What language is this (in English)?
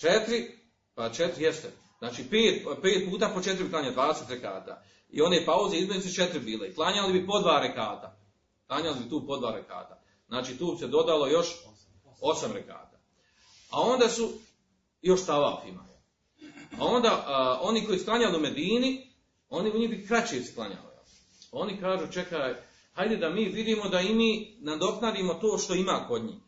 Croatian